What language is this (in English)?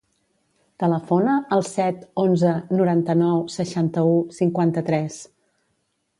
Catalan